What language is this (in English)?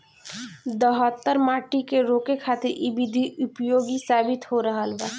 Bhojpuri